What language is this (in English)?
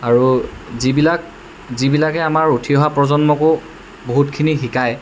Assamese